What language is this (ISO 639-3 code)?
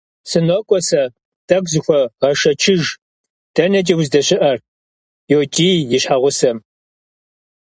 kbd